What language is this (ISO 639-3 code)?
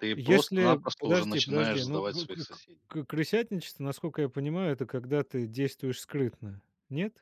rus